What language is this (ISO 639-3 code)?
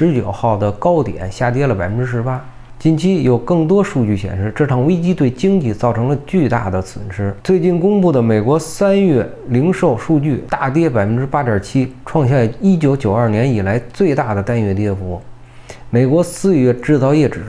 zho